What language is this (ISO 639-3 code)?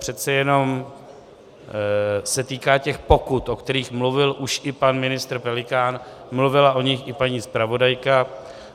ces